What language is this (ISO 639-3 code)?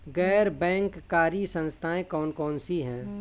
hin